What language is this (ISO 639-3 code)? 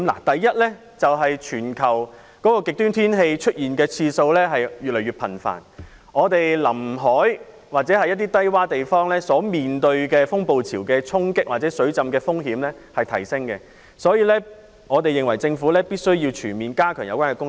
yue